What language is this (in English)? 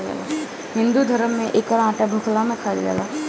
Bhojpuri